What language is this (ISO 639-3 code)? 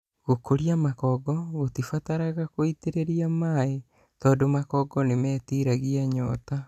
kik